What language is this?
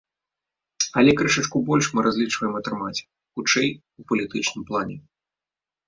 Belarusian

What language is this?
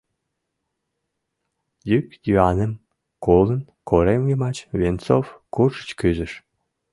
Mari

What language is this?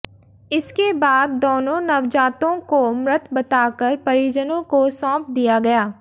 Hindi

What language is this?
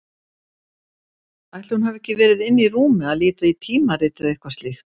Icelandic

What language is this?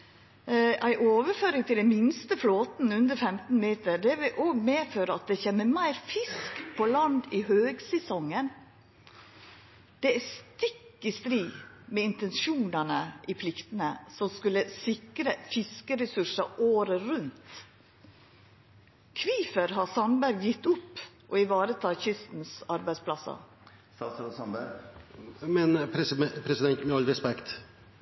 Norwegian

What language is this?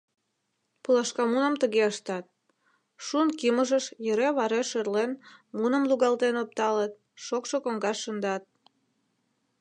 Mari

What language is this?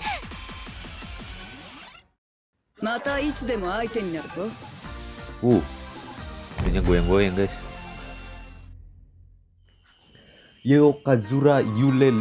Indonesian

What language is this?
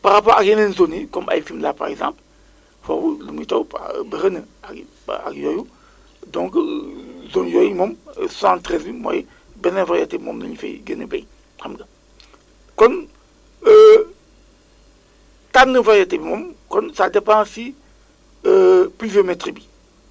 Wolof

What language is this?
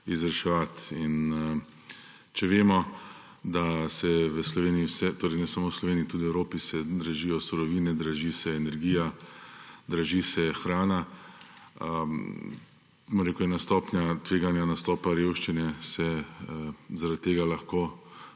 Slovenian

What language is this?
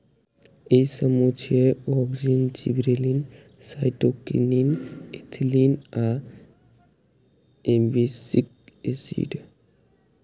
Maithili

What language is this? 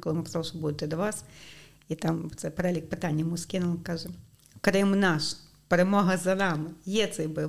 Ukrainian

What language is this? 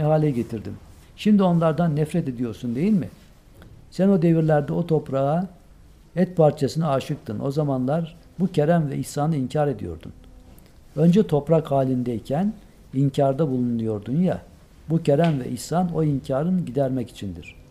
Turkish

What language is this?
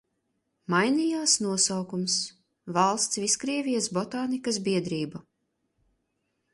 Latvian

